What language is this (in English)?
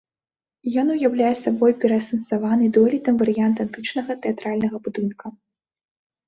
Belarusian